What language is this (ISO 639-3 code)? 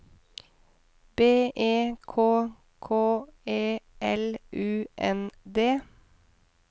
nor